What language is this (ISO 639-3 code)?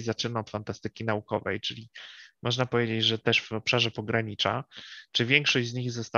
pol